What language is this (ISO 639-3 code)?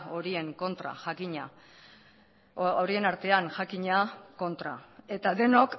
eus